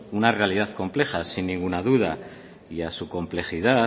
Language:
Spanish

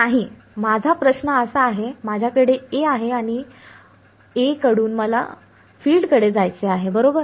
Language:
Marathi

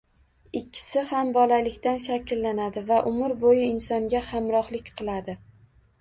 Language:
Uzbek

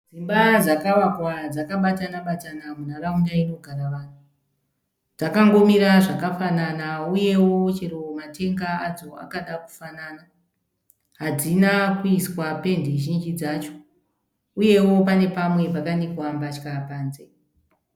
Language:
Shona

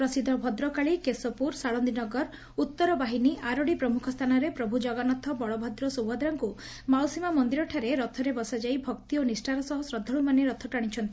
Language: Odia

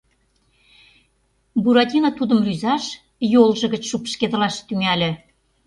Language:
Mari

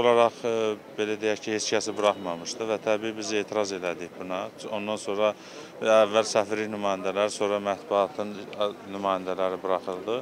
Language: Turkish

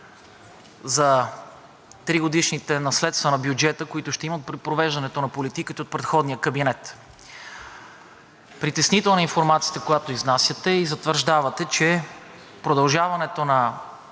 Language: Bulgarian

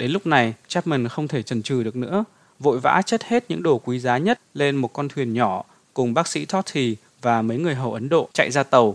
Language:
Vietnamese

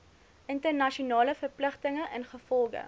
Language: Afrikaans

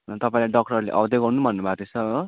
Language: Nepali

